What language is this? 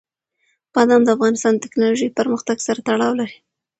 Pashto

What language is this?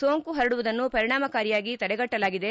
Kannada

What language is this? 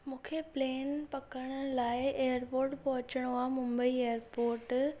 Sindhi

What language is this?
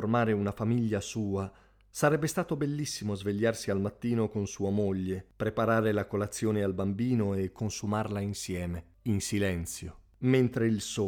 Italian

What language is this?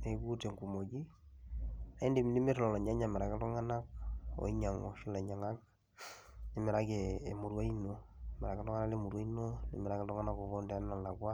Masai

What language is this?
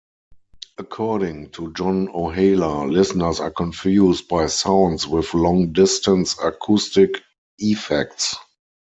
English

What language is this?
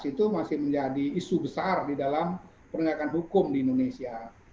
Indonesian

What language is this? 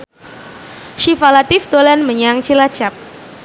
Javanese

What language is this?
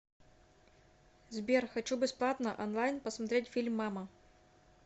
Russian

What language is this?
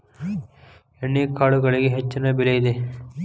Kannada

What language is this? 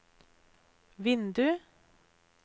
Norwegian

